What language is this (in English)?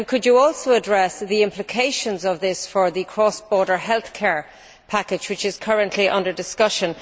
English